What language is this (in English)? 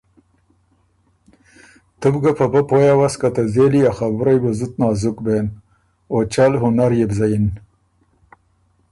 Ormuri